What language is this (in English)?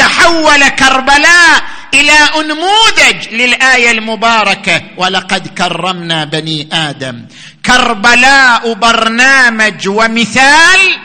Arabic